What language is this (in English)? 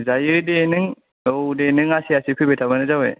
Bodo